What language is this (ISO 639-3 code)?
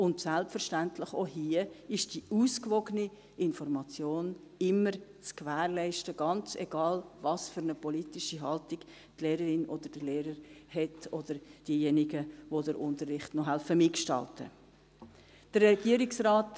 gsw